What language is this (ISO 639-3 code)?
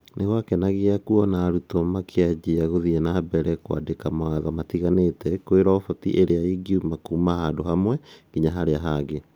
kik